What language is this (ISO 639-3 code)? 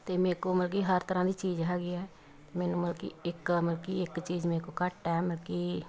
pan